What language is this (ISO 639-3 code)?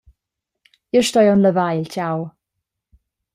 roh